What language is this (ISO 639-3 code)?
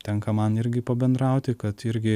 lit